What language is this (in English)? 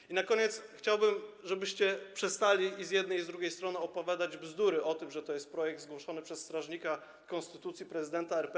Polish